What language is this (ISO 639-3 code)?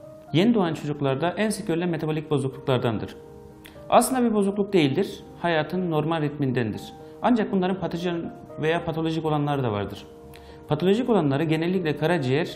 tur